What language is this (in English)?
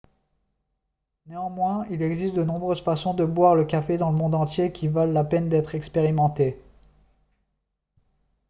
French